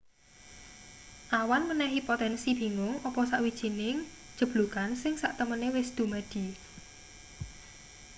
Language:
Javanese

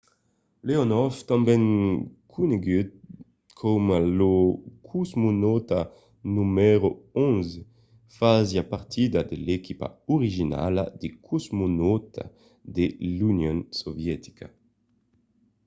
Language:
Occitan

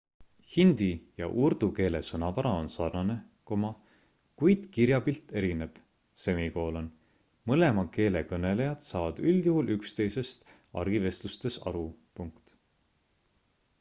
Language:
Estonian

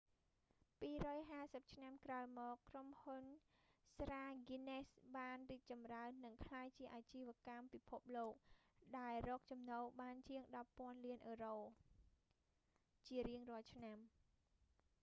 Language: Khmer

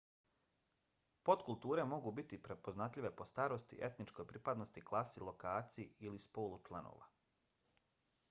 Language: Bosnian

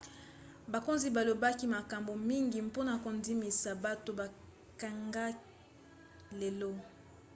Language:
Lingala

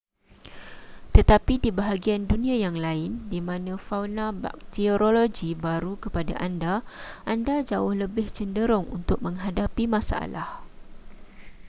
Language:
Malay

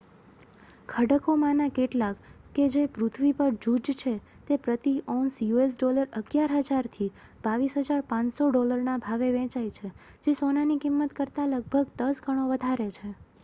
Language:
Gujarati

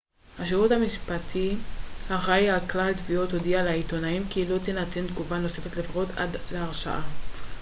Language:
Hebrew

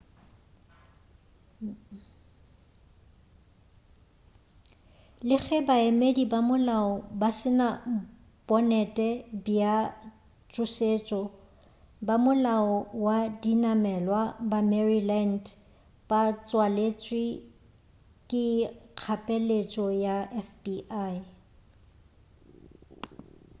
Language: Northern Sotho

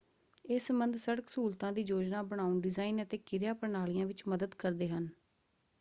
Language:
Punjabi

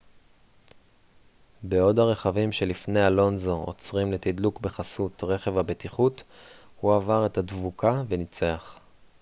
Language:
Hebrew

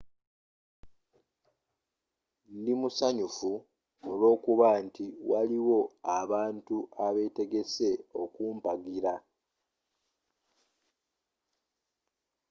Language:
Ganda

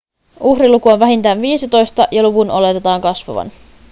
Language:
Finnish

